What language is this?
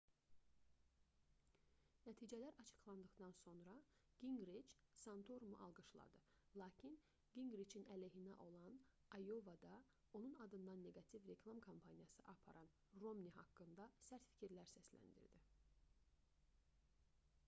Azerbaijani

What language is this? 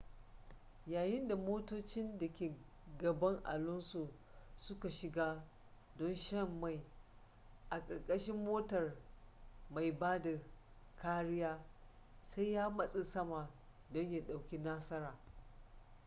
Hausa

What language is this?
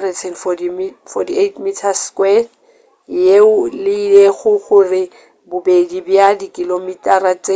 Northern Sotho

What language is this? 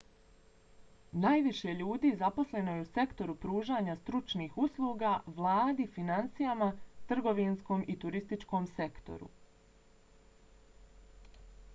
Bosnian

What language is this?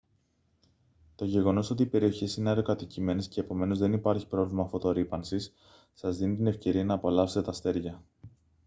Greek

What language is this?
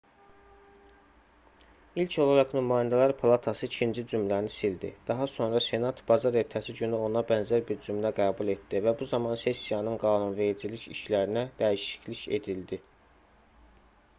Azerbaijani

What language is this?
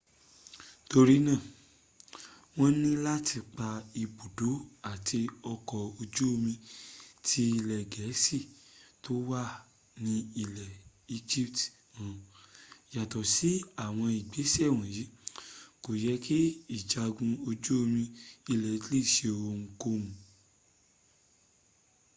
Yoruba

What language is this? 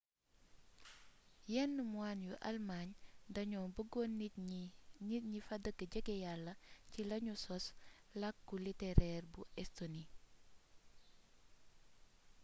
Wolof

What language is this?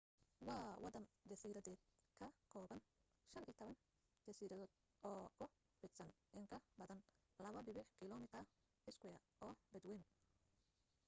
Somali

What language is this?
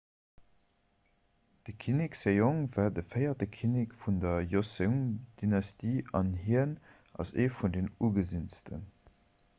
Luxembourgish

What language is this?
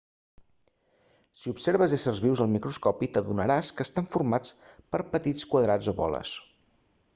Catalan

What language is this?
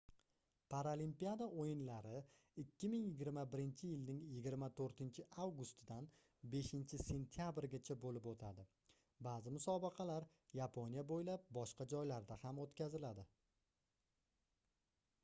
Uzbek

